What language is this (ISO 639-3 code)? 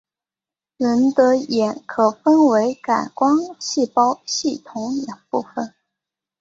zho